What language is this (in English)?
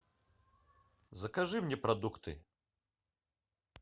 Russian